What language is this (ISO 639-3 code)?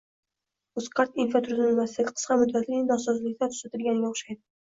uzb